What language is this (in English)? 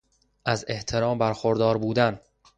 Persian